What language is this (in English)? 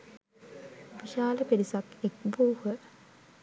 Sinhala